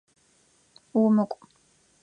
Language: Adyghe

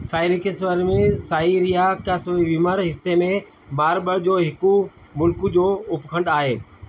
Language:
Sindhi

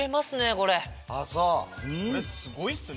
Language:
Japanese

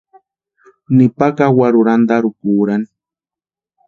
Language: Western Highland Purepecha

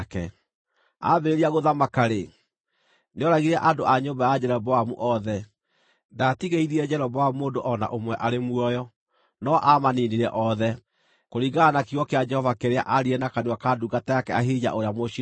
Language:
Kikuyu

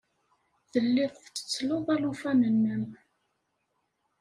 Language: Kabyle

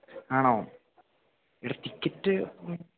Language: Malayalam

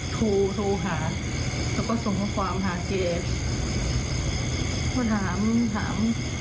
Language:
Thai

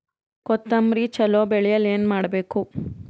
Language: Kannada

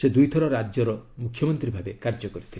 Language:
Odia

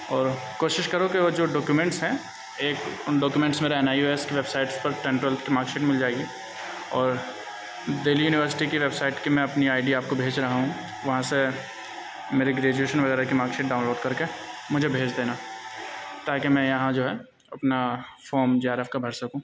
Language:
Urdu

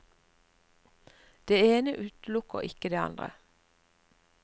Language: Norwegian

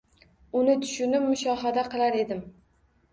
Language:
Uzbek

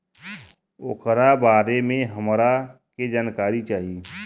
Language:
Bhojpuri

